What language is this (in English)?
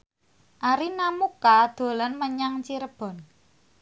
Javanese